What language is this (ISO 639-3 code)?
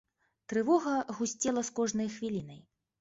bel